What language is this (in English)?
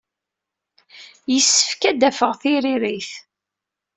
Kabyle